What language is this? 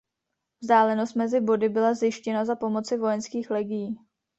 Czech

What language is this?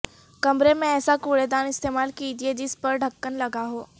Urdu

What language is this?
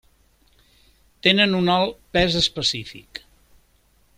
Catalan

